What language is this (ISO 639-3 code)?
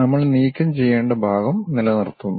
mal